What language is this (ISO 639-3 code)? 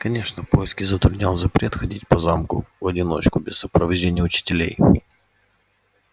rus